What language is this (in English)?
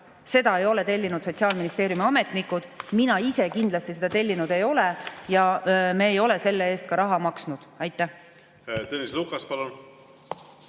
Estonian